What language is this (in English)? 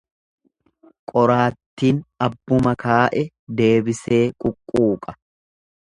Oromo